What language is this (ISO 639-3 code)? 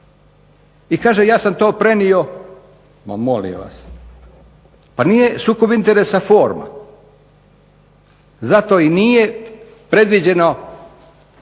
hrv